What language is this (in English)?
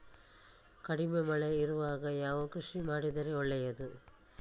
Kannada